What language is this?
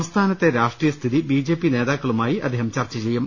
Malayalam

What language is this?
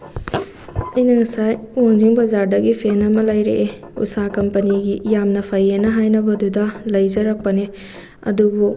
Manipuri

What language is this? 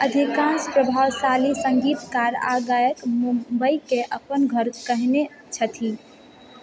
Maithili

